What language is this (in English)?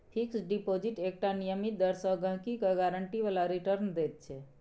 Maithili